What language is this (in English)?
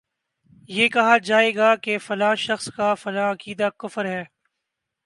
Urdu